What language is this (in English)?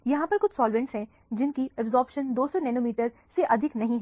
Hindi